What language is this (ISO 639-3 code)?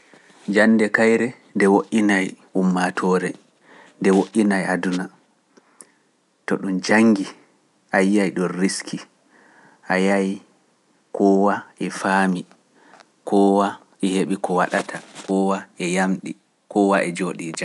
fuf